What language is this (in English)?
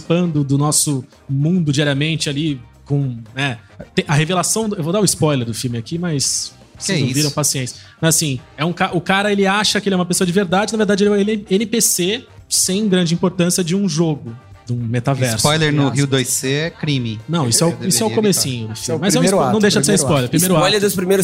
Portuguese